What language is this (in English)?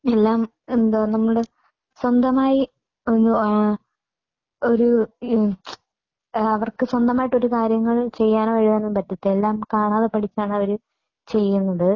Malayalam